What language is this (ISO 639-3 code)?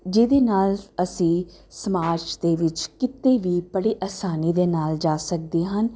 pan